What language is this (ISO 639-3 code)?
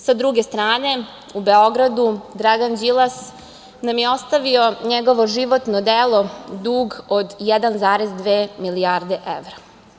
srp